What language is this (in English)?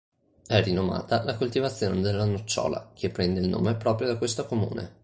Italian